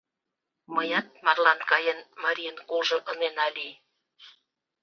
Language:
Mari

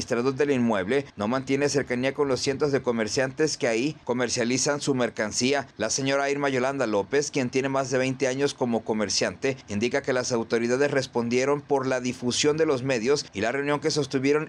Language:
Spanish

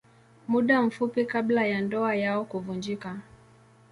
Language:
Swahili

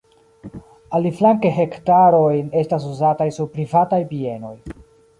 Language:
Esperanto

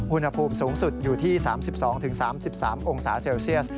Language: Thai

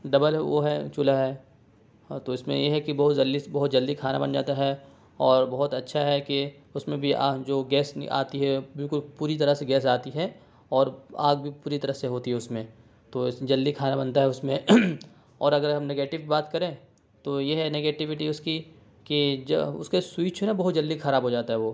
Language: Urdu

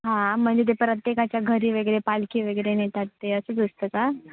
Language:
Marathi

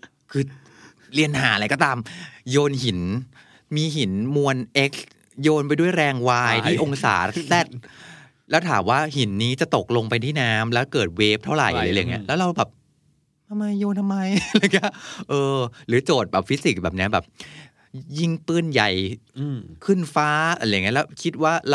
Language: Thai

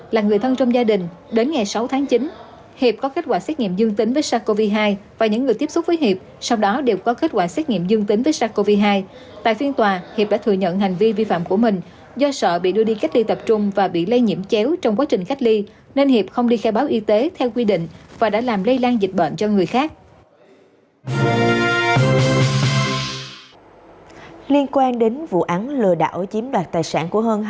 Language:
Vietnamese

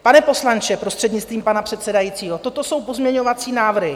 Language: Czech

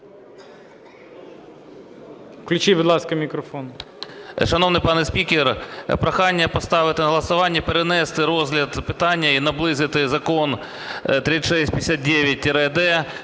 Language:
Ukrainian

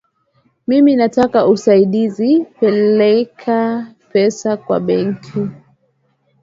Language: Swahili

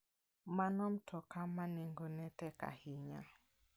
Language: Luo (Kenya and Tanzania)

